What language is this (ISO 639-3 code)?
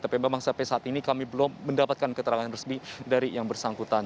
ind